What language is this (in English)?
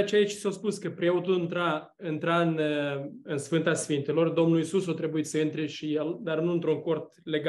Romanian